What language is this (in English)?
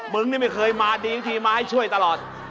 Thai